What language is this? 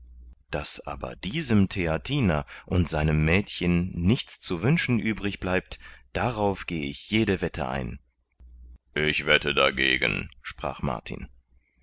German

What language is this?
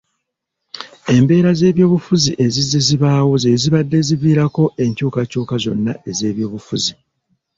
Ganda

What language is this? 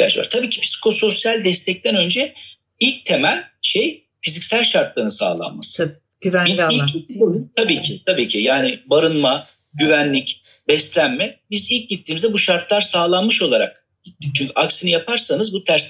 Turkish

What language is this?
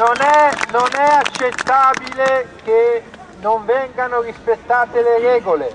Italian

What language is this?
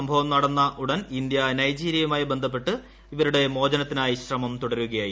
Malayalam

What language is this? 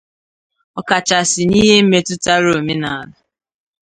Igbo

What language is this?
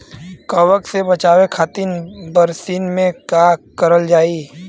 Bhojpuri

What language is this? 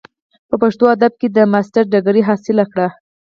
Pashto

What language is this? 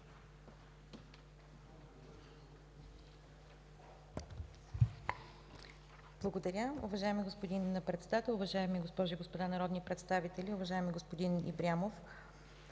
Bulgarian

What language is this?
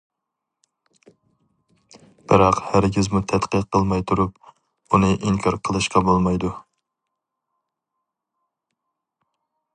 Uyghur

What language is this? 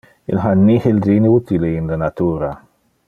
Interlingua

